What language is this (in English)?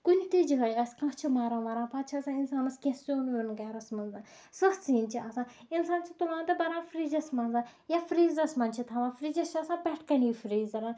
Kashmiri